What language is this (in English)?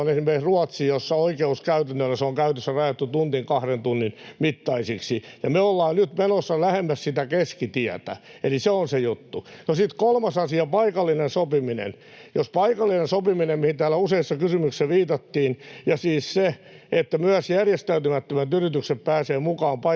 Finnish